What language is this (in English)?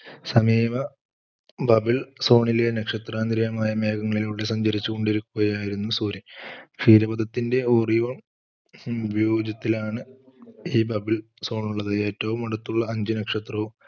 Malayalam